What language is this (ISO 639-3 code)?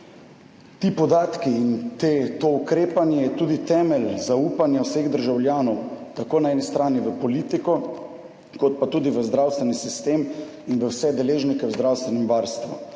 slv